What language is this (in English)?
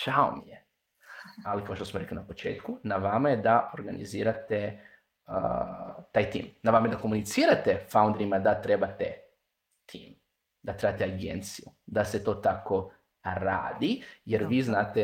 Croatian